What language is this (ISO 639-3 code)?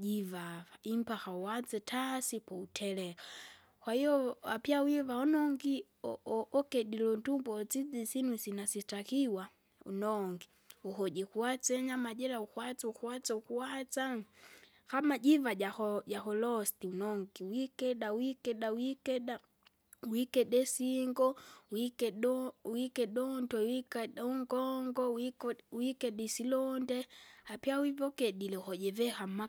zga